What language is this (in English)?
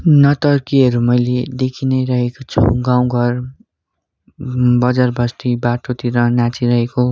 Nepali